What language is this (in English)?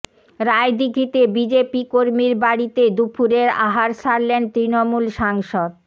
Bangla